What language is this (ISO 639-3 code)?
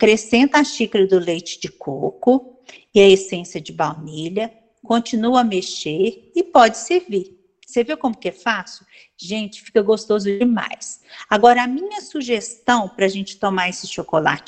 por